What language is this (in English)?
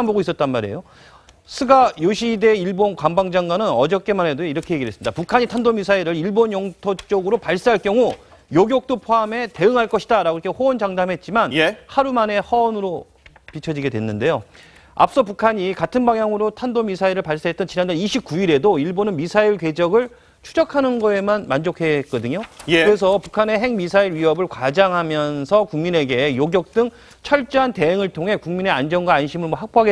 Korean